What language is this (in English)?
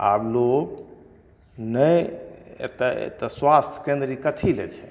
Maithili